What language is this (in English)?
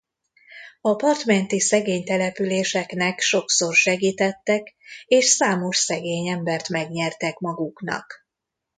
Hungarian